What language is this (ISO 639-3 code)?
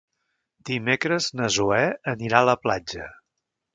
cat